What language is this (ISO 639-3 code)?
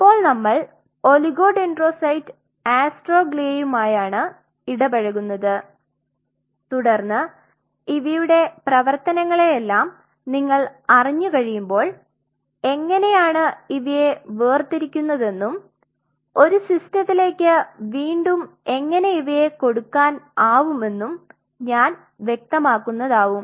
mal